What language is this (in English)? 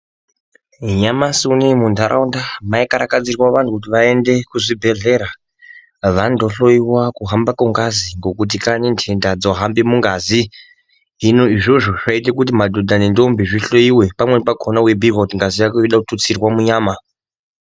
Ndau